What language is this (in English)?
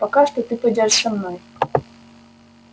Russian